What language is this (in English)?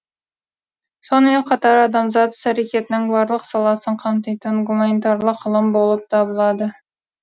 Kazakh